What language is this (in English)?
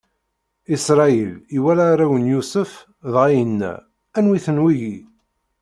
Kabyle